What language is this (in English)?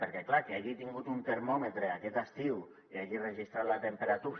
Catalan